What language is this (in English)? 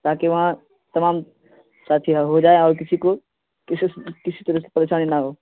Urdu